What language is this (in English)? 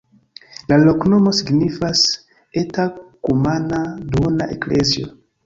Esperanto